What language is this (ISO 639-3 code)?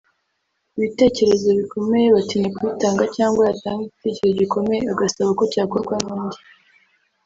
kin